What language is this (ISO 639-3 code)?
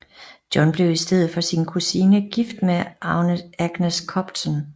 dan